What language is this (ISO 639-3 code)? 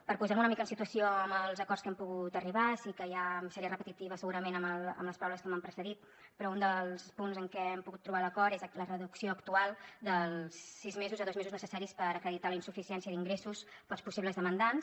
cat